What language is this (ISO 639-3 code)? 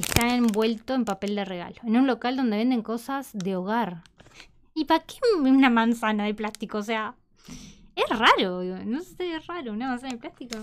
spa